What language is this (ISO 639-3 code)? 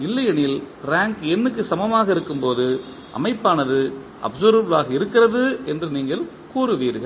tam